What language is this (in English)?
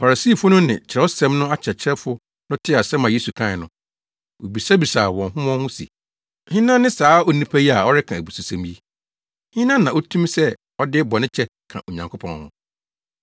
Akan